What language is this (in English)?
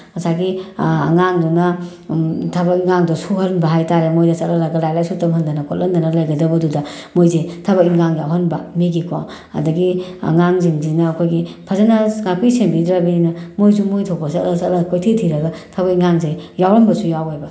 Manipuri